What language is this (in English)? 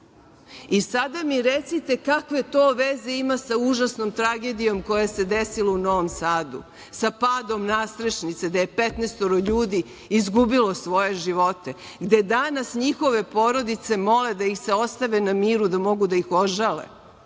Serbian